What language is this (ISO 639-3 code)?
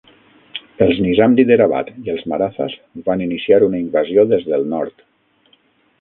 cat